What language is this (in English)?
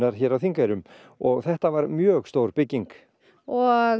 Icelandic